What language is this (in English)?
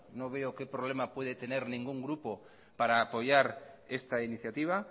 Spanish